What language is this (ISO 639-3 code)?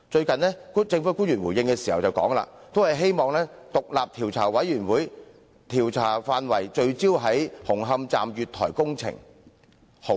yue